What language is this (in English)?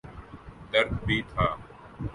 Urdu